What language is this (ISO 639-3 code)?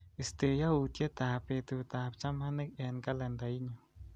kln